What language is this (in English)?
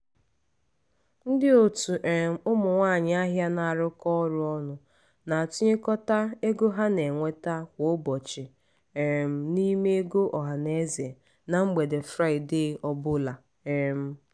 Igbo